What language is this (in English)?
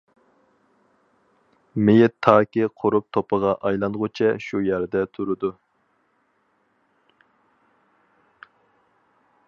Uyghur